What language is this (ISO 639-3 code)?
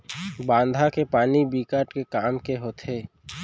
hne